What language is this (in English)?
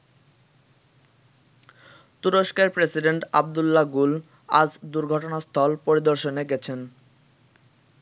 Bangla